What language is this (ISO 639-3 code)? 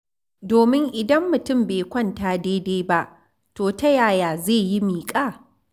hau